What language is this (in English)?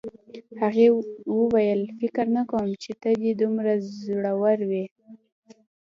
Pashto